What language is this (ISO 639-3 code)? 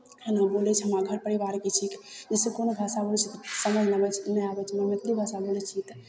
mai